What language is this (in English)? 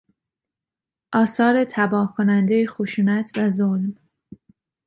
Persian